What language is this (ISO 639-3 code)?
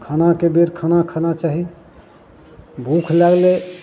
mai